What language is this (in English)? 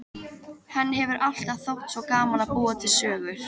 Icelandic